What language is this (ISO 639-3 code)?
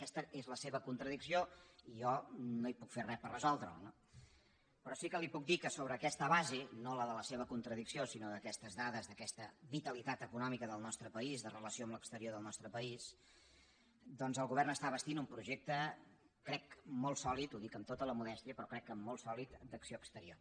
cat